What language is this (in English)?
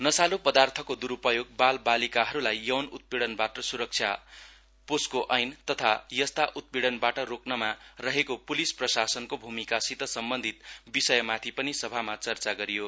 Nepali